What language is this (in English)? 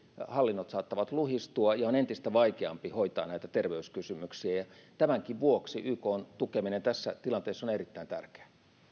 Finnish